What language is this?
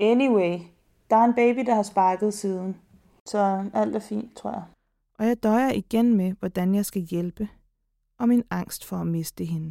Danish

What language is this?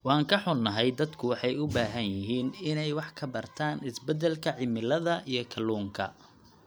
Somali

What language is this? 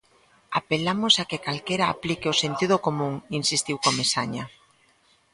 Galician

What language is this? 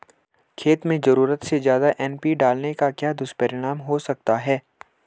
Hindi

